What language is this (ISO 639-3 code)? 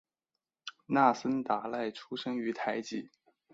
zho